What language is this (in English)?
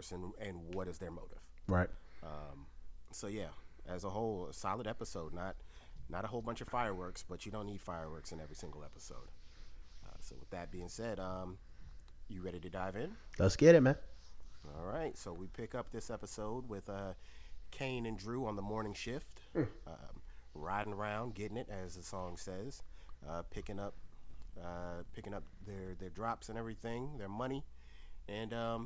English